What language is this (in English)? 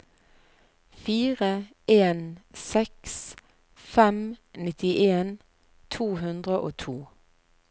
Norwegian